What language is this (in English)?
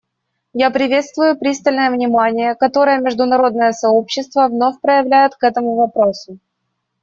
Russian